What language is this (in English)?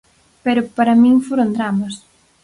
Galician